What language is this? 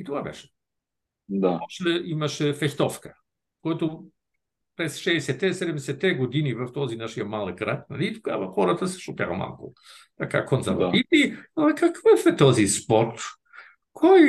Bulgarian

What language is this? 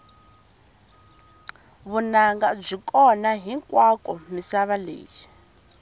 Tsonga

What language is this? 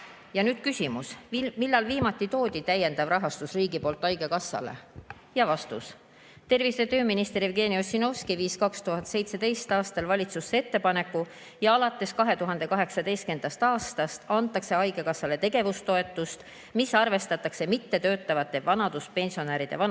Estonian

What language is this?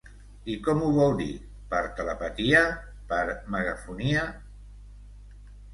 Catalan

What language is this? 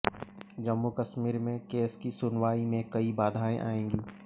Hindi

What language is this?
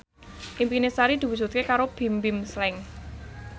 Javanese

